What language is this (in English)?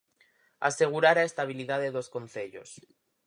Galician